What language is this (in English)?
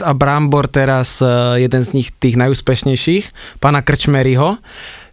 Slovak